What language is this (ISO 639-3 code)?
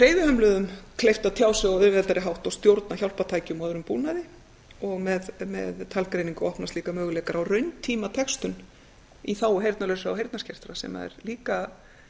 isl